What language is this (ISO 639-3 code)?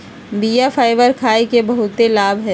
mag